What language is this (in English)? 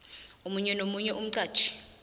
South Ndebele